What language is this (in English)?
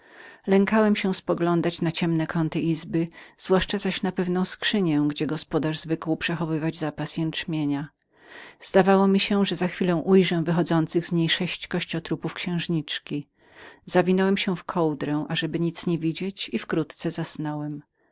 Polish